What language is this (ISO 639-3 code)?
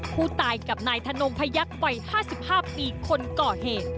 tha